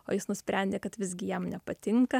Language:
Lithuanian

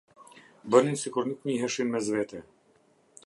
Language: Albanian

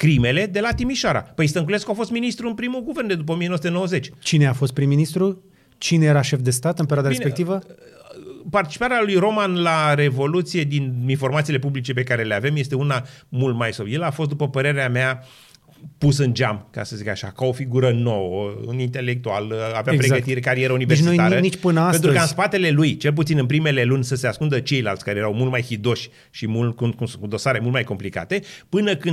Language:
Romanian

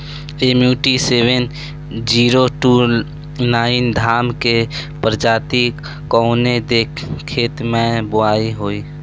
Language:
Bhojpuri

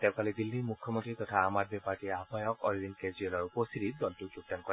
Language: Assamese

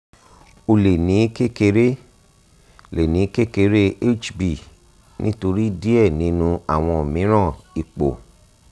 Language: Yoruba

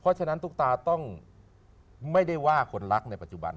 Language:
Thai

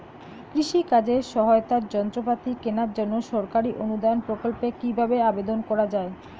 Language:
Bangla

